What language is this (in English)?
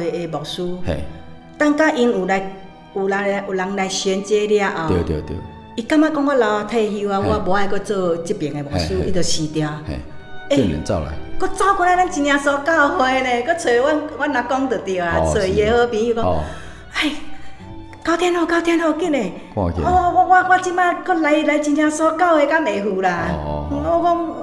Chinese